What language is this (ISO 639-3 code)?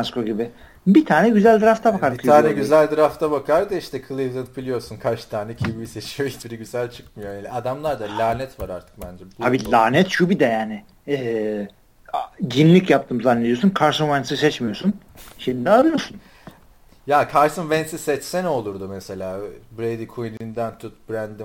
tur